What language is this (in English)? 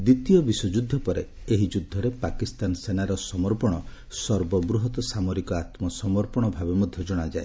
Odia